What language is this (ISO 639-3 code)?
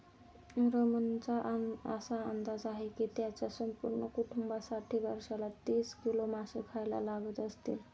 mar